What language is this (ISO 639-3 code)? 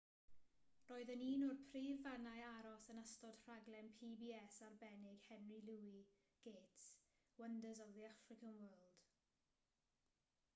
cym